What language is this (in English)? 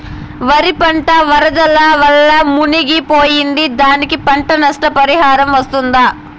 Telugu